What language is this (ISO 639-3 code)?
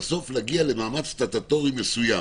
heb